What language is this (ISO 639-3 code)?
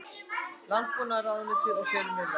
isl